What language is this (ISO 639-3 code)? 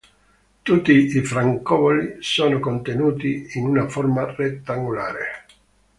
ita